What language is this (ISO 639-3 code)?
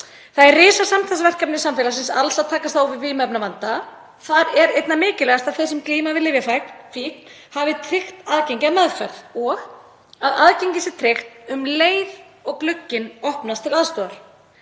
isl